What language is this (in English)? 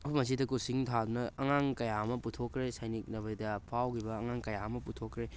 Manipuri